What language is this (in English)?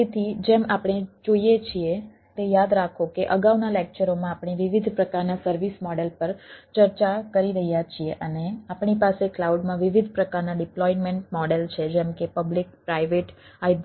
Gujarati